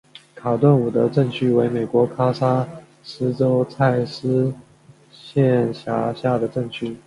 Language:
Chinese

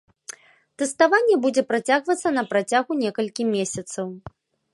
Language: Belarusian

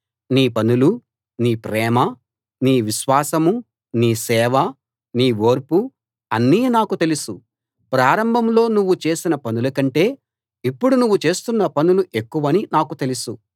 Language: Telugu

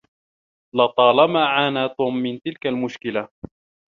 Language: Arabic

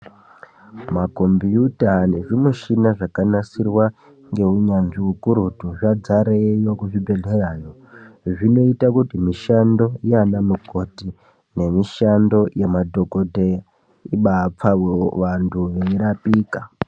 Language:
Ndau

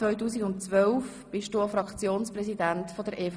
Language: Swiss German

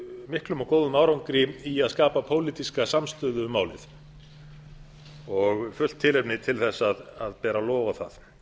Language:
Icelandic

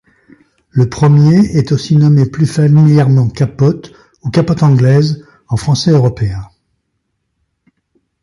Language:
French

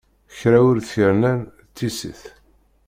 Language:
Kabyle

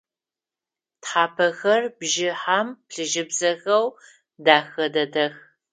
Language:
Adyghe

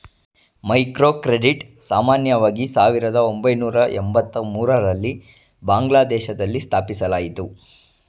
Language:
Kannada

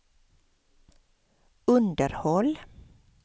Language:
Swedish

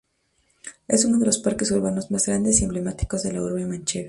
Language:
Spanish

